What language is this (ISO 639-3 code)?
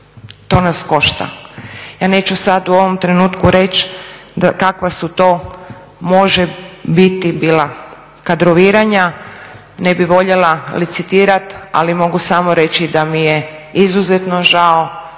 hrv